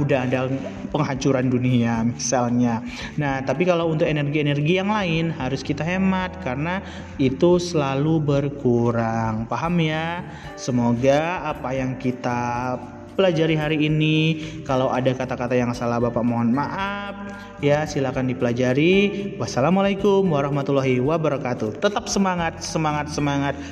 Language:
Indonesian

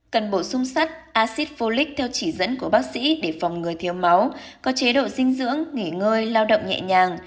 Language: Vietnamese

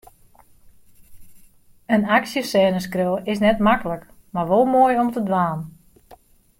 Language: Western Frisian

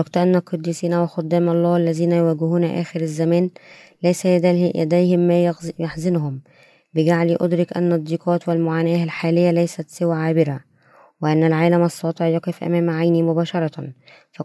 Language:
Arabic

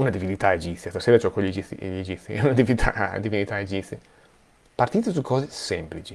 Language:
Italian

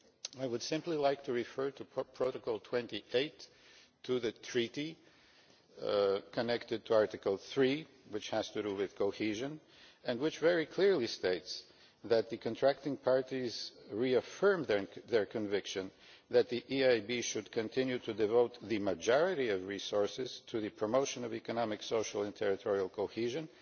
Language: English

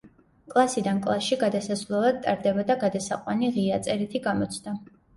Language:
Georgian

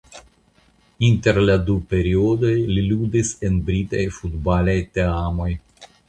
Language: Esperanto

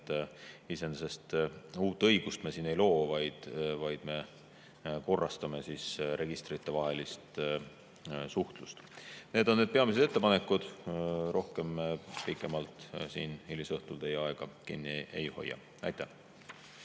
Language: Estonian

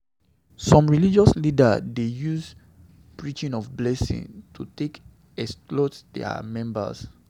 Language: Nigerian Pidgin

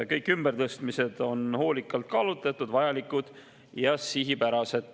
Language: Estonian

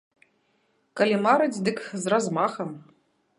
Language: Belarusian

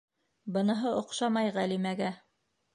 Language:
Bashkir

